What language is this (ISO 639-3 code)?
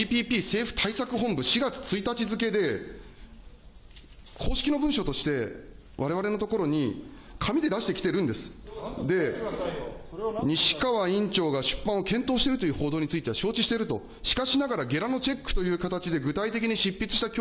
jpn